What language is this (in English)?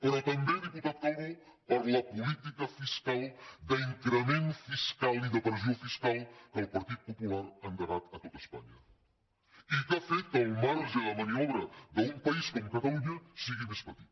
Catalan